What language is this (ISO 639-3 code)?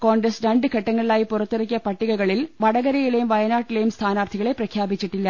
mal